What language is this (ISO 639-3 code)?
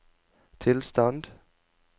nor